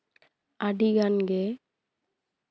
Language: Santali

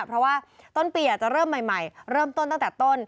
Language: Thai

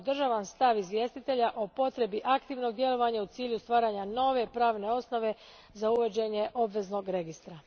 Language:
Croatian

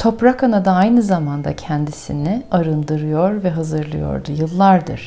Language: Turkish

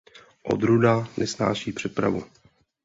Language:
Czech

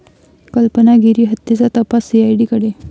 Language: Marathi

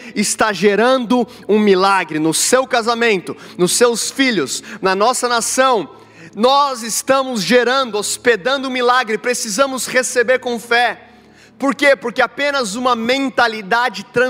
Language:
Portuguese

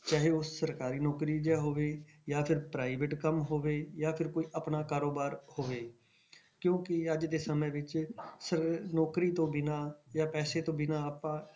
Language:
Punjabi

